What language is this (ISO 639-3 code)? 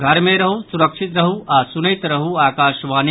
mai